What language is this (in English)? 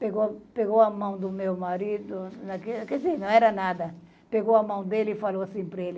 Portuguese